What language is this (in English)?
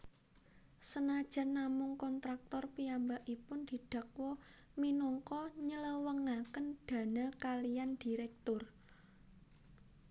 Javanese